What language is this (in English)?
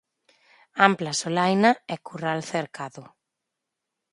Galician